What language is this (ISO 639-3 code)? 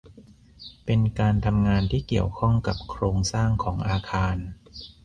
tha